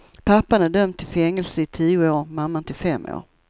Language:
Swedish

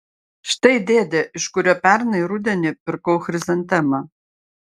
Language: Lithuanian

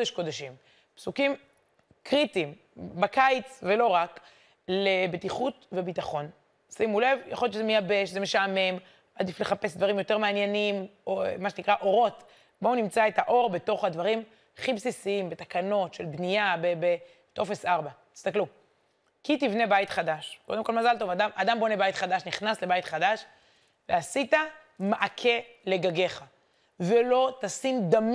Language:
Hebrew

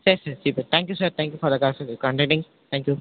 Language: Tamil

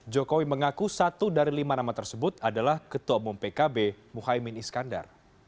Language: Indonesian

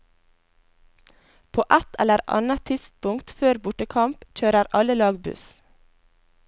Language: Norwegian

